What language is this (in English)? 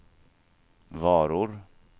Swedish